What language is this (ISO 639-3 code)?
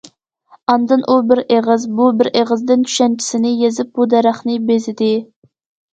uig